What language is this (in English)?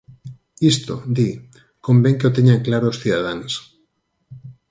Galician